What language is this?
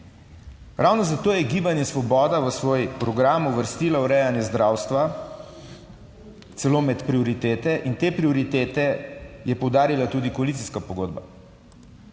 Slovenian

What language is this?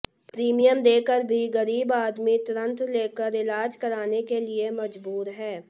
Hindi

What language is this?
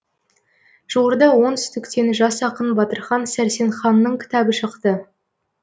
Kazakh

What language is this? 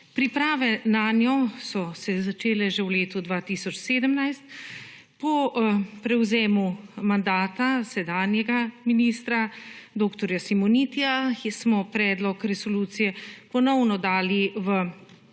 Slovenian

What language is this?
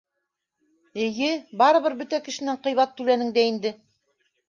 Bashkir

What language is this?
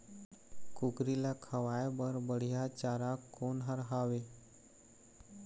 Chhattisgarhi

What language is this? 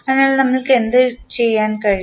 Malayalam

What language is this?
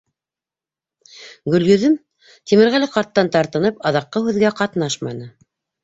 Bashkir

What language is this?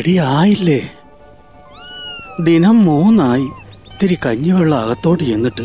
Malayalam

